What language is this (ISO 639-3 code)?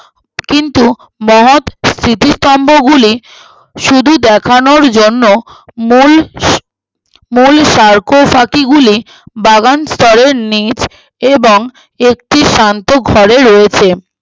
ben